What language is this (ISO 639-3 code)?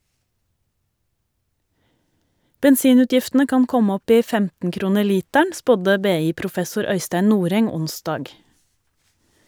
nor